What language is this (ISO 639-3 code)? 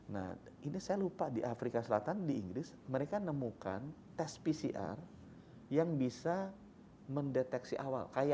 ind